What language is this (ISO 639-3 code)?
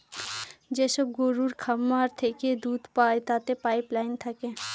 ben